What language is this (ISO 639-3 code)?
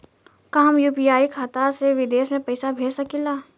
bho